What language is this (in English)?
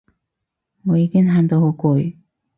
Cantonese